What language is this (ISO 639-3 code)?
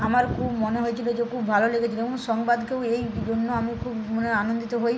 ben